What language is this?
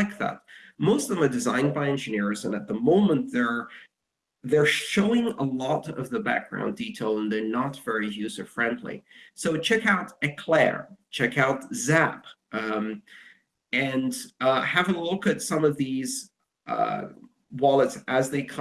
English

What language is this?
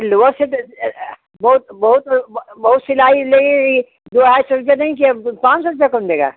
Hindi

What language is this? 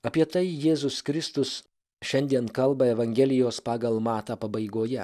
Lithuanian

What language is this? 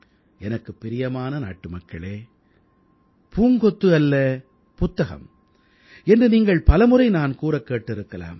Tamil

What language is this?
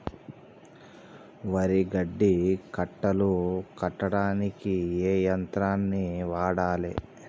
Telugu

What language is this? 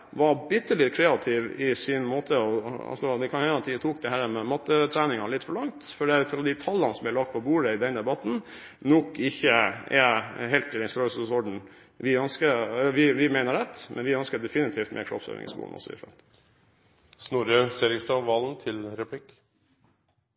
Norwegian Bokmål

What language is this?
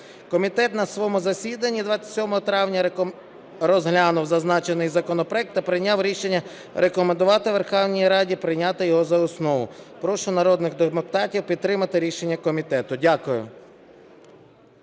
Ukrainian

